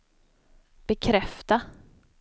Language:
Swedish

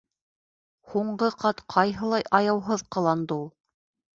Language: Bashkir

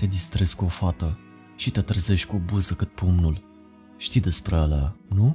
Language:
Romanian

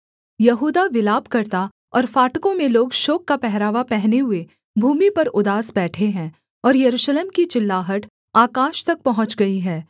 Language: Hindi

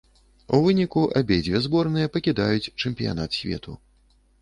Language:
Belarusian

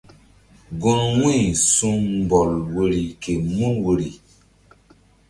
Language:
Mbum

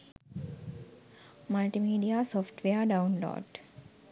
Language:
Sinhala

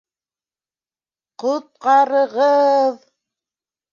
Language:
Bashkir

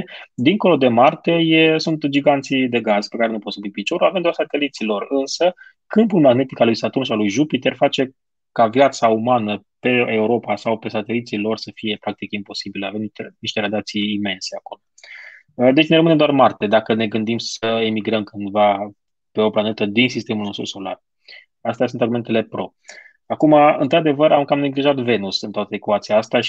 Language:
Romanian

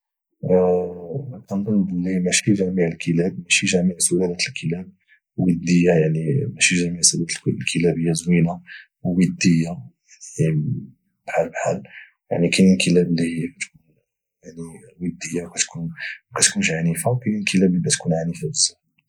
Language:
Moroccan Arabic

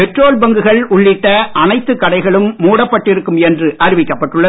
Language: Tamil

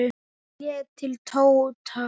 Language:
Icelandic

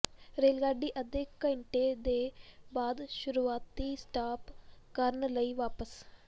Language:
Punjabi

